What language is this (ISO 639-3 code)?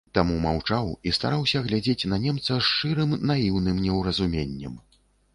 bel